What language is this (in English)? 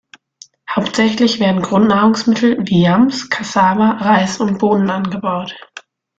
German